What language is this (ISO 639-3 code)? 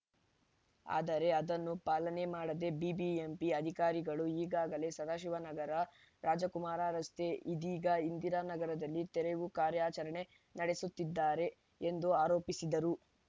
kan